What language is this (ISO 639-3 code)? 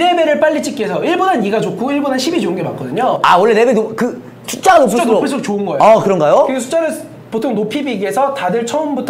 kor